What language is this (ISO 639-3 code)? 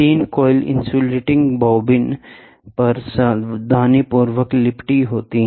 hin